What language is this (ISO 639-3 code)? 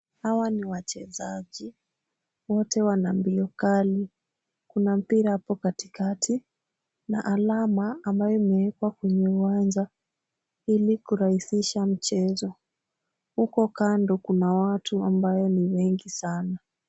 swa